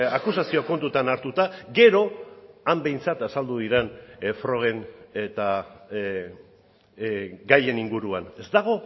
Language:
Basque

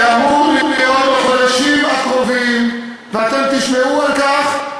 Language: Hebrew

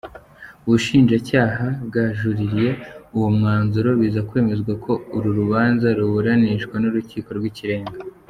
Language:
Kinyarwanda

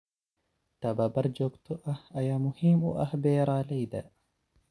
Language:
Somali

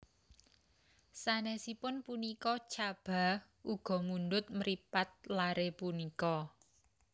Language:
Javanese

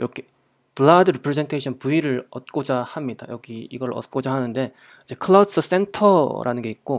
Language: Korean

